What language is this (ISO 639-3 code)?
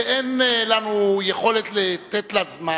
heb